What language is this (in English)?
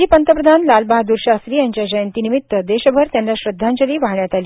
Marathi